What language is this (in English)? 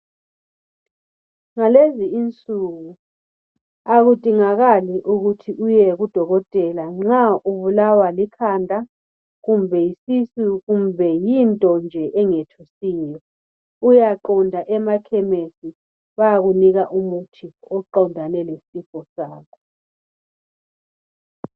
North Ndebele